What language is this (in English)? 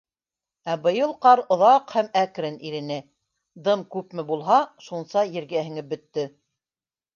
Bashkir